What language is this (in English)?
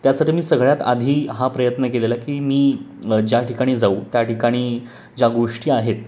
Marathi